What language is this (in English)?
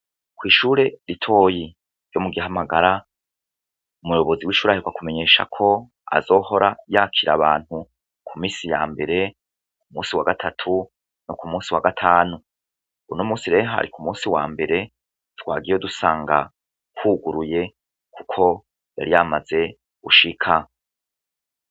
Rundi